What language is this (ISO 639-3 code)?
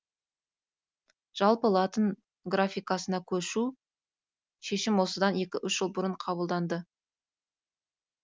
kaz